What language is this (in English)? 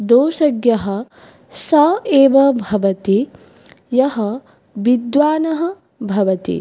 Sanskrit